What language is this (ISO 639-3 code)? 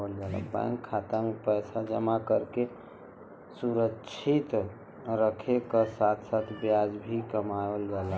bho